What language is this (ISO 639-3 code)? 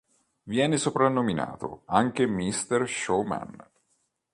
ita